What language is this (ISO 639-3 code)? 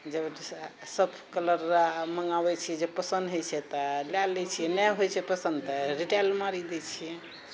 mai